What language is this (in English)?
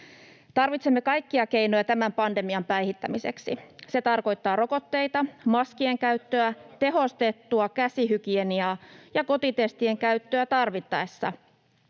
Finnish